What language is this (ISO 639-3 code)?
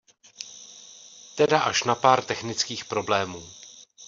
ces